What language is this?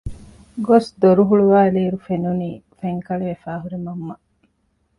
Divehi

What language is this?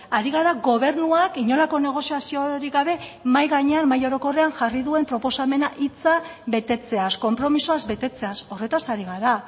Basque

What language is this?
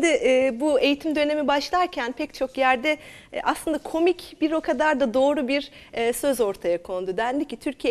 Turkish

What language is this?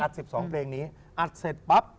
Thai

